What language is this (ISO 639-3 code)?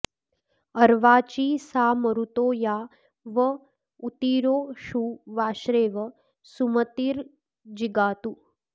san